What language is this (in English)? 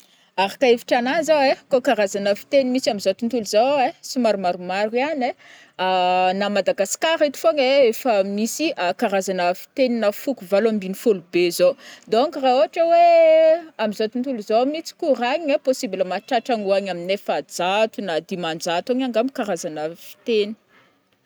Northern Betsimisaraka Malagasy